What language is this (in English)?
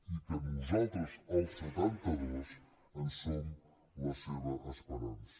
Catalan